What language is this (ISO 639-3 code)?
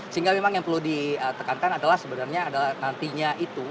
ind